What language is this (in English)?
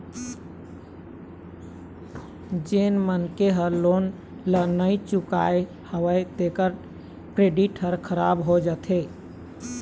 Chhattisgarhi